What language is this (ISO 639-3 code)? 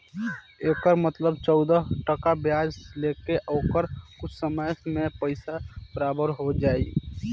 bho